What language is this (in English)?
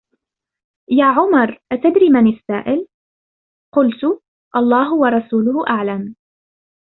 Arabic